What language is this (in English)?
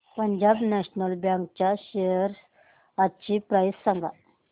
Marathi